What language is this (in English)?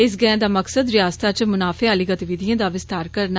Dogri